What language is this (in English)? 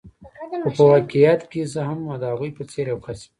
Pashto